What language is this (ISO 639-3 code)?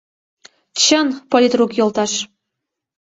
chm